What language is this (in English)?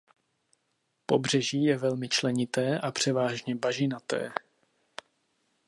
Czech